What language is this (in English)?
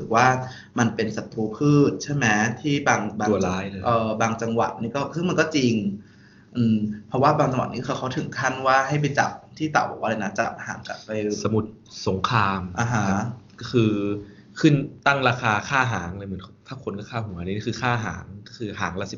Thai